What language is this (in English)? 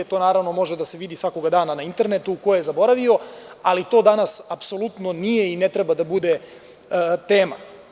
Serbian